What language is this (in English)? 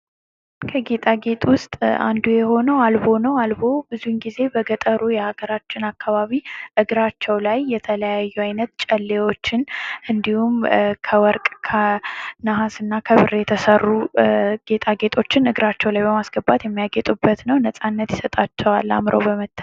Amharic